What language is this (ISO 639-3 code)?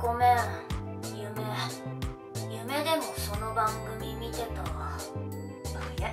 jpn